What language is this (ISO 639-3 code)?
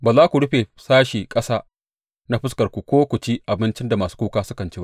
hau